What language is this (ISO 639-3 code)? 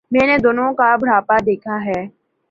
urd